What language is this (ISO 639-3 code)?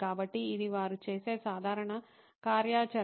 tel